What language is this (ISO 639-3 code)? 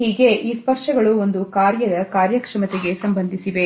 kan